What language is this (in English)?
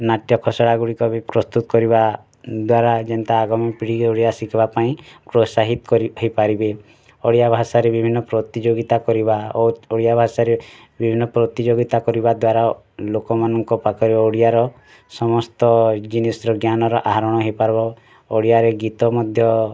Odia